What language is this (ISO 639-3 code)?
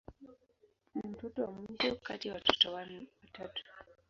swa